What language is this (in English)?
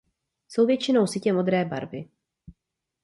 Czech